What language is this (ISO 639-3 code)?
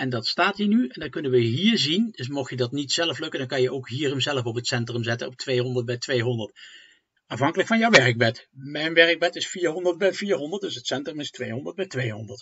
nld